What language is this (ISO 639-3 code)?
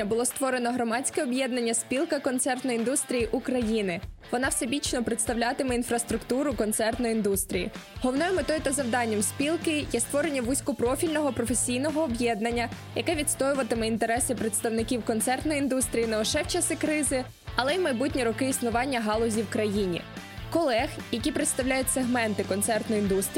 ukr